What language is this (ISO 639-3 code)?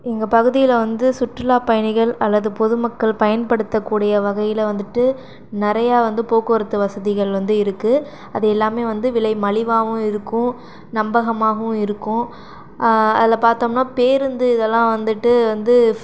tam